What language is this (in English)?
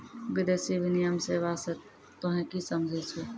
Maithili